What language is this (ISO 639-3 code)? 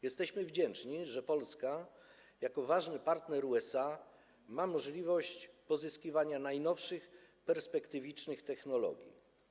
pol